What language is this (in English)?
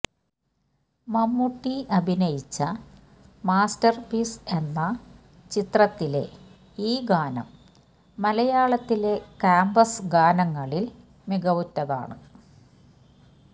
Malayalam